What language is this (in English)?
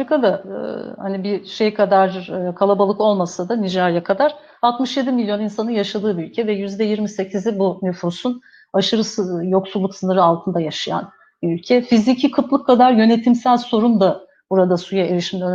Turkish